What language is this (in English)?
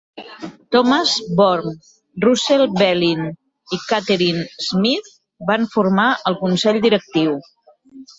Catalan